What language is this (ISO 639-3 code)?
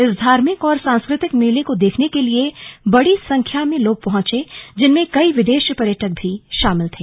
hin